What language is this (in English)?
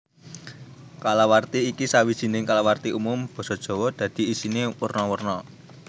Javanese